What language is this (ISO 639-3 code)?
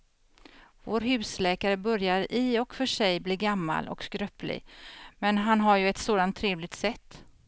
swe